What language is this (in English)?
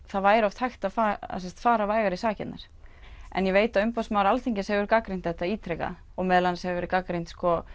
Icelandic